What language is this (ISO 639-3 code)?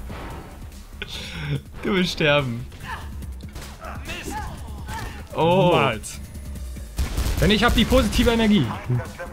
deu